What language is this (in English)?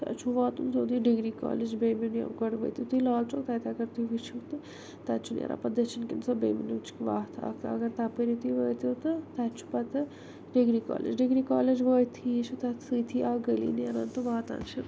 Kashmiri